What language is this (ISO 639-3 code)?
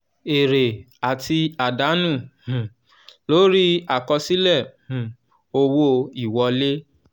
yor